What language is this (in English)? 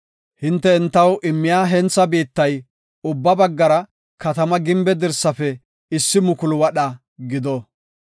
Gofa